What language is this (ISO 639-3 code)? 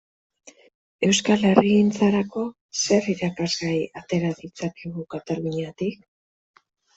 eus